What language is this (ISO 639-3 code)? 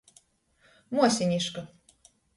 ltg